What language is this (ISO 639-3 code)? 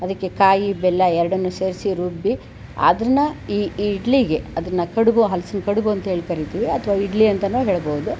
kan